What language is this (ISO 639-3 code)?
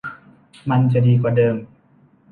tha